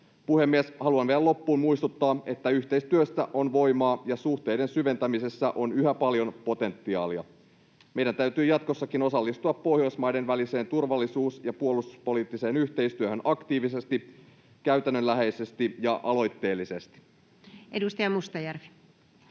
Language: Finnish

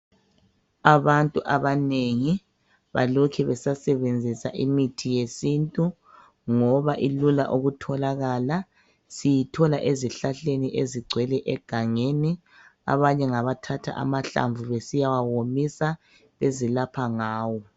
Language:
North Ndebele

